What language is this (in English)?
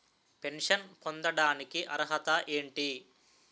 Telugu